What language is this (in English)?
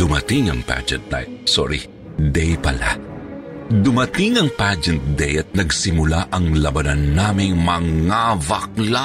Filipino